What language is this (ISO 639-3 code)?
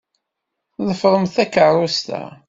kab